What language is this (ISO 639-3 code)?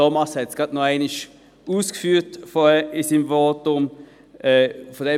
gsw